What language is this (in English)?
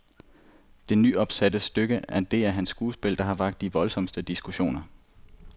Danish